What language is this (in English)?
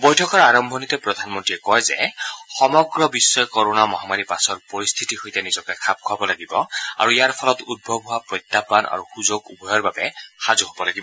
Assamese